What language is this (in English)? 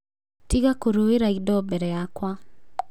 Kikuyu